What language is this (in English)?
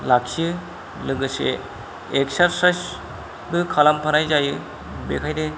Bodo